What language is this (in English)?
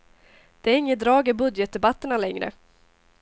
Swedish